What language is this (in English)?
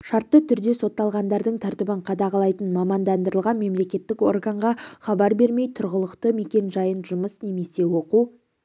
Kazakh